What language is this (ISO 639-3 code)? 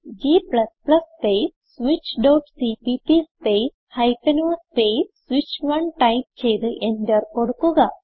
mal